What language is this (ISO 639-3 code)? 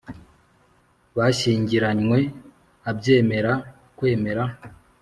kin